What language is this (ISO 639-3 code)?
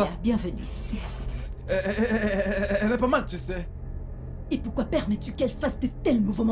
fra